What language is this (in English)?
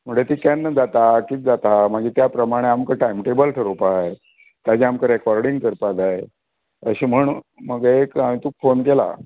Konkani